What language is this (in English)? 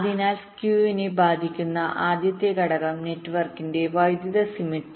Malayalam